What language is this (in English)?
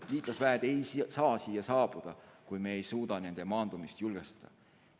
Estonian